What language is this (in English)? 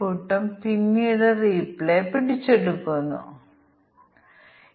Malayalam